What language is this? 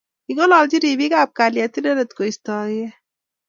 Kalenjin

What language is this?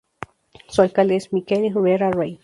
Spanish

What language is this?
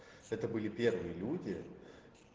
Russian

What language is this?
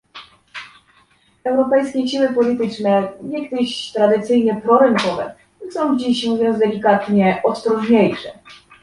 Polish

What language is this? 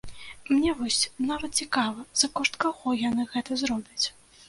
Belarusian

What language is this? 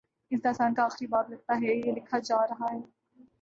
Urdu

